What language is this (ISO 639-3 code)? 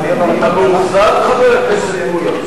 heb